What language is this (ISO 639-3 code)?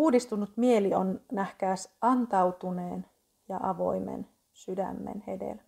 fin